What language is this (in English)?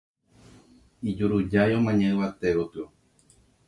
Guarani